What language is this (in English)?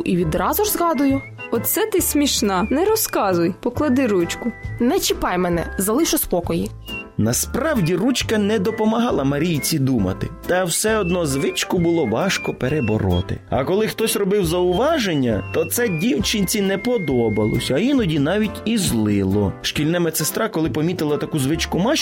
Ukrainian